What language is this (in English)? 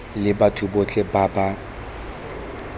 Tswana